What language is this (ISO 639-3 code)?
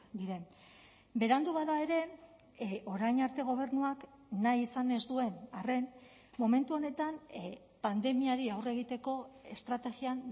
eus